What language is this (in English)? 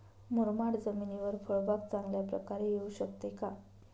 Marathi